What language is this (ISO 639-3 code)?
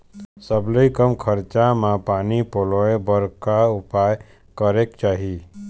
hne